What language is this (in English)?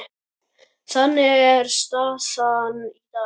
Icelandic